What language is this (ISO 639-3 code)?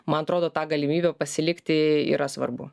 lit